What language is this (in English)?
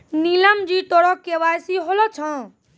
Maithili